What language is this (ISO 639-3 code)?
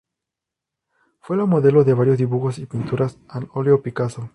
spa